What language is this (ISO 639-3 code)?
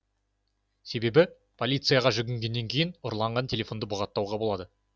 kaz